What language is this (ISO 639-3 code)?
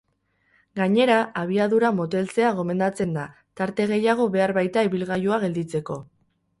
eus